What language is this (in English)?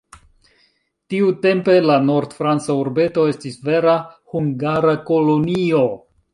Esperanto